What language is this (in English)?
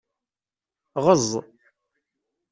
Kabyle